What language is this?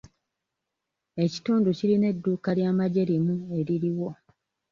Ganda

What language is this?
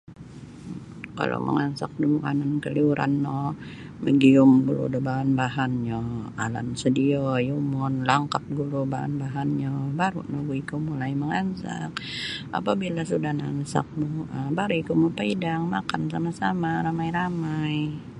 Sabah Bisaya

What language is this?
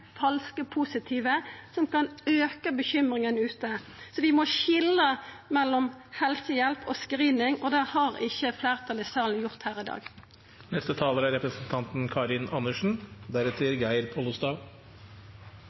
Norwegian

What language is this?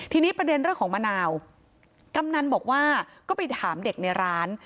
Thai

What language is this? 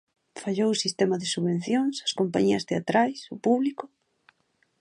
Galician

